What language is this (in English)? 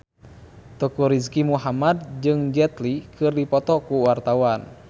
Sundanese